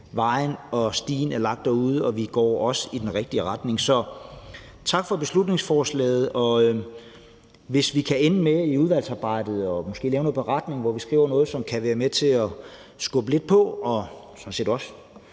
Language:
Danish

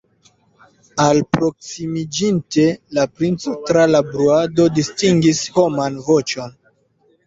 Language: Esperanto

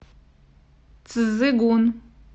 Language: Russian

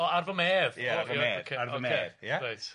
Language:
Welsh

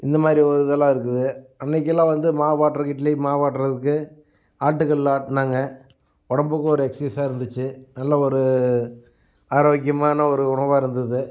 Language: Tamil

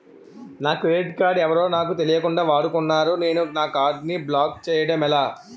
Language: Telugu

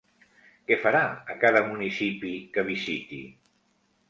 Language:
Catalan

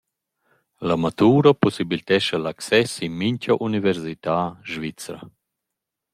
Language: Romansh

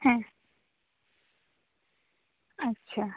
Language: Santali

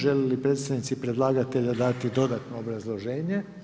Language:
Croatian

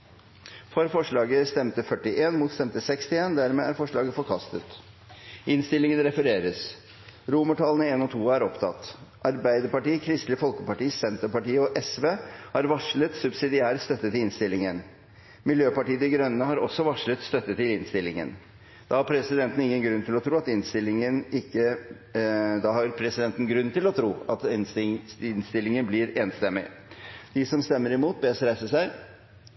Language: Norwegian Bokmål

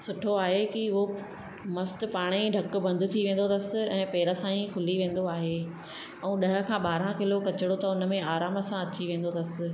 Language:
Sindhi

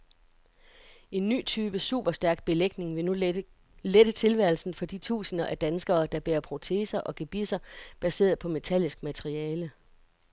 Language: Danish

